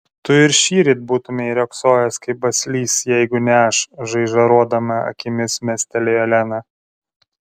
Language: Lithuanian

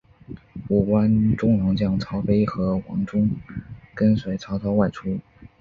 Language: Chinese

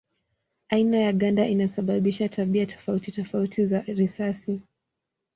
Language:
Swahili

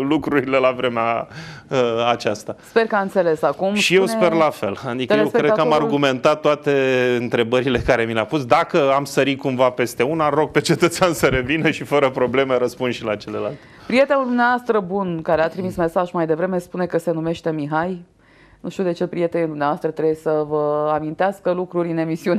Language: Romanian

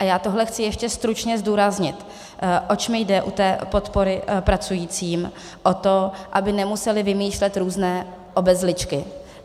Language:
Czech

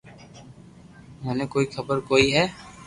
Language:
Loarki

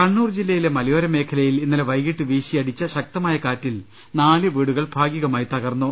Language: Malayalam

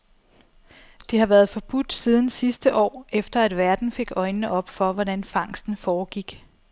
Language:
Danish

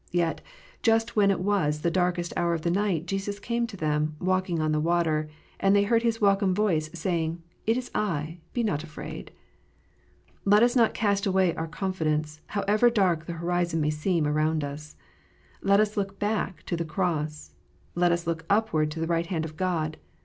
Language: English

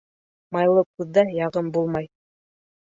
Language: Bashkir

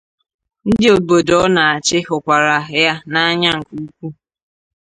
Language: Igbo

